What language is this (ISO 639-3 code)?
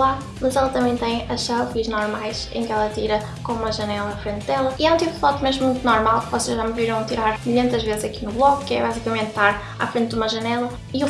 por